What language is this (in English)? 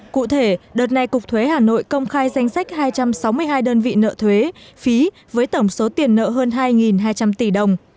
Vietnamese